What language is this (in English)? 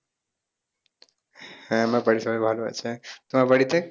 Bangla